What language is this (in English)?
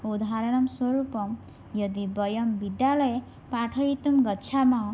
Sanskrit